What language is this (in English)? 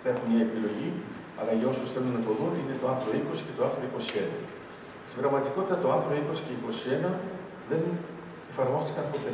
Greek